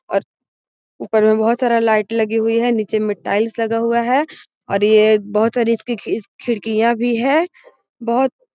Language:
Magahi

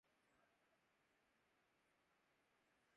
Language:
Urdu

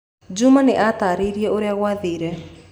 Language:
Kikuyu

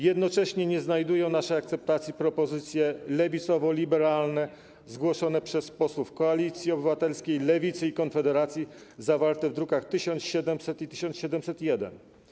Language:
Polish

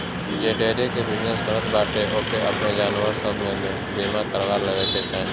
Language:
Bhojpuri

